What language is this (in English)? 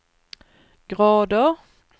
Swedish